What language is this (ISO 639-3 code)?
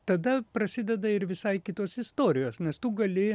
lit